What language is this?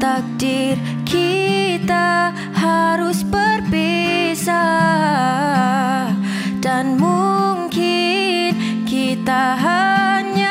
Malay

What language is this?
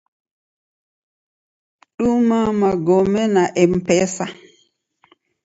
Taita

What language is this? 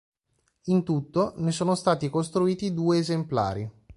Italian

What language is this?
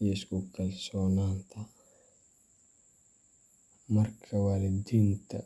Somali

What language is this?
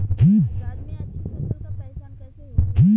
Bhojpuri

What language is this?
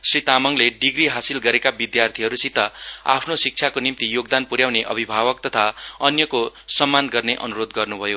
Nepali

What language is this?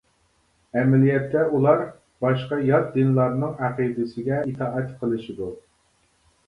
Uyghur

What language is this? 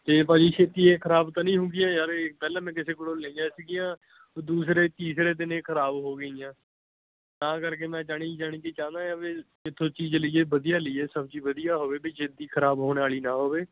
Punjabi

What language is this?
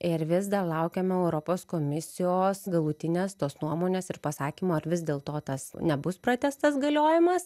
Lithuanian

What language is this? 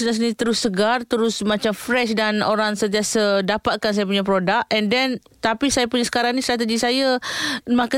Malay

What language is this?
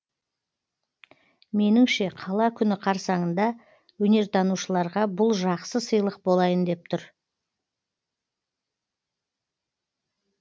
Kazakh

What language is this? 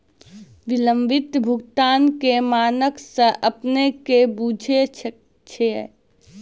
Maithili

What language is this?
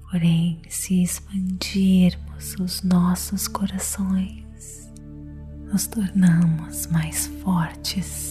Portuguese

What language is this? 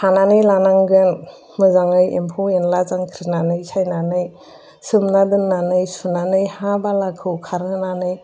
Bodo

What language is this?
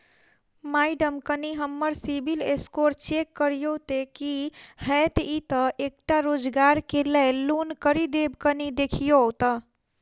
Maithili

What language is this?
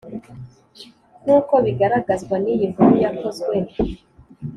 Kinyarwanda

